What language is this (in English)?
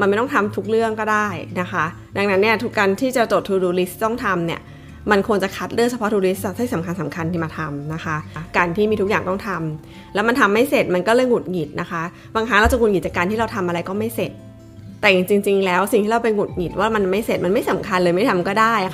Thai